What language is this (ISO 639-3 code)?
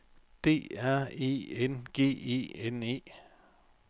dan